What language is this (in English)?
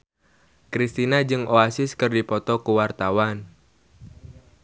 Sundanese